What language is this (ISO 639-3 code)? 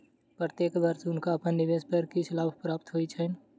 mai